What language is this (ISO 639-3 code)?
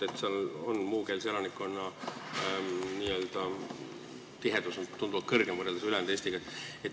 est